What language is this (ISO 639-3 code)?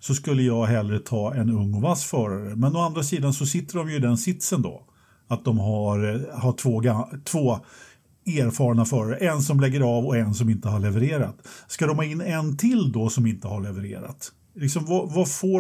swe